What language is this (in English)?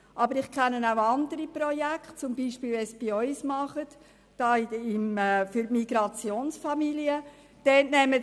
Swiss German